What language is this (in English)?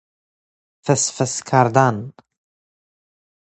Persian